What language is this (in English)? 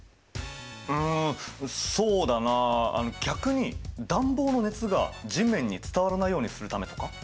Japanese